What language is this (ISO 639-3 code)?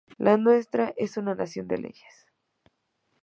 spa